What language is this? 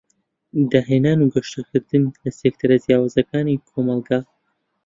Central Kurdish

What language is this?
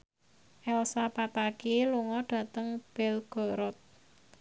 Javanese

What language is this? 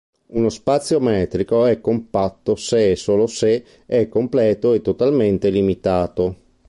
Italian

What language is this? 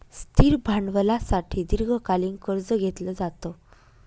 Marathi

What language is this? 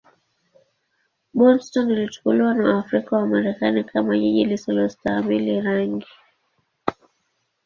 Swahili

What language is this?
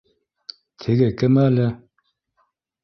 Bashkir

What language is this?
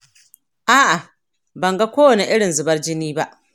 Hausa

